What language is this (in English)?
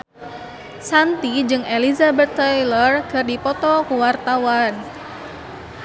Sundanese